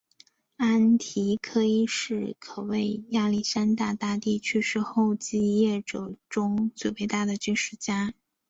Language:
Chinese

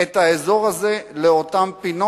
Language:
Hebrew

